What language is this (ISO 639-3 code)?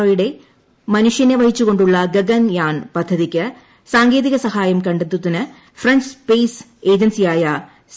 mal